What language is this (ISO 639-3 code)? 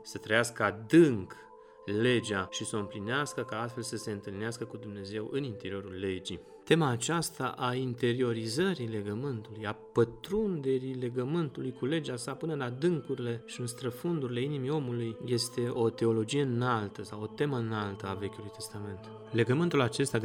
ron